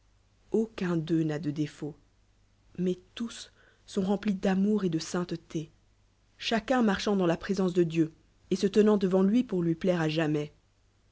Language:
French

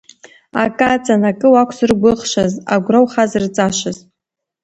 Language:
Abkhazian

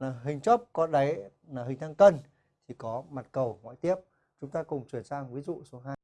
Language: Vietnamese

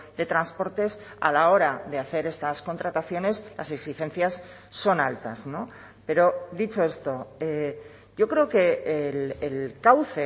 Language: Spanish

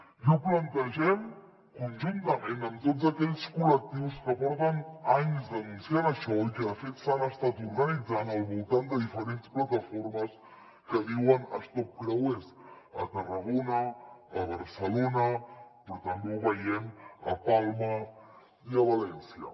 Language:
Catalan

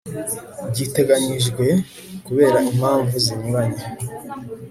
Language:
Kinyarwanda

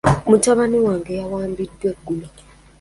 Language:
Ganda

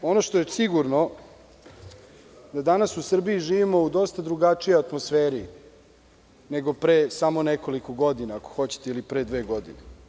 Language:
Serbian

